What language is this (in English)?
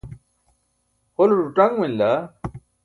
Burushaski